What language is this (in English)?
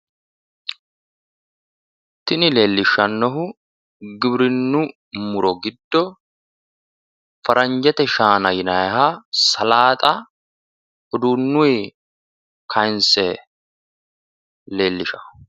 Sidamo